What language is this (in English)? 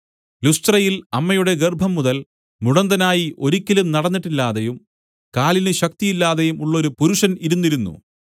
Malayalam